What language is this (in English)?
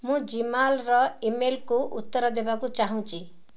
Odia